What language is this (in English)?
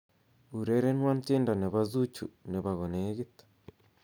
Kalenjin